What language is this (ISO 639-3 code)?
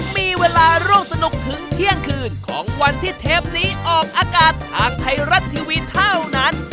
tha